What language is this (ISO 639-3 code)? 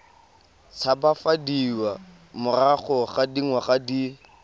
tsn